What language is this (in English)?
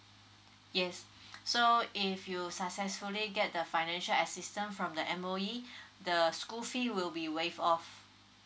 English